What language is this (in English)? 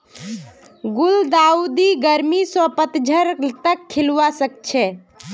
Magahi